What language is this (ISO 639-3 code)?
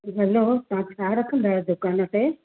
snd